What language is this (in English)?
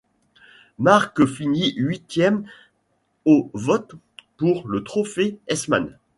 French